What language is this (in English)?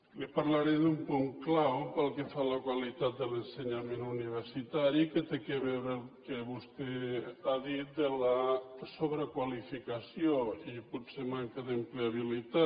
Catalan